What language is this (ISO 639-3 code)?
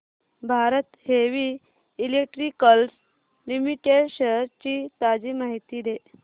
mar